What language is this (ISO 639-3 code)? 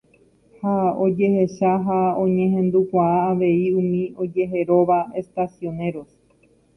grn